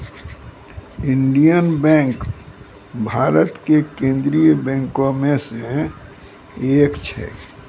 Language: Maithili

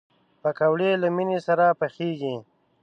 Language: Pashto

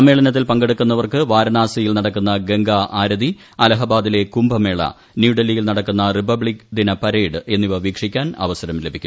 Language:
Malayalam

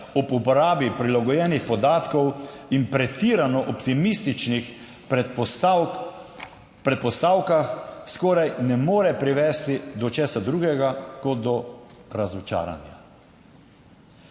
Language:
Slovenian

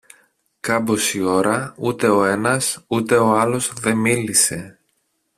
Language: Greek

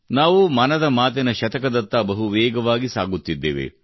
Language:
Kannada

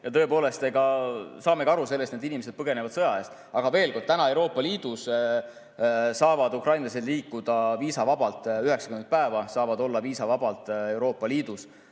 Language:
Estonian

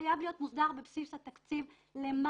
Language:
Hebrew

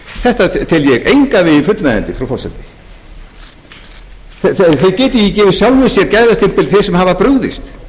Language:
Icelandic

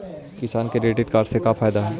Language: Magahi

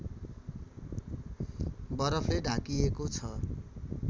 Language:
Nepali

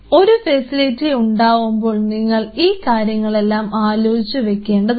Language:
Malayalam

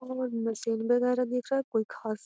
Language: Magahi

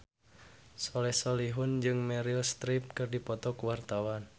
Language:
Sundanese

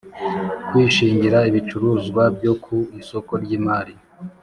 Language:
Kinyarwanda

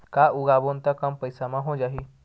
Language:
Chhattisgarhi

